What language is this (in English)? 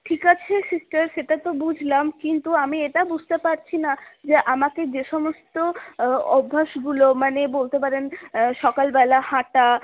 Bangla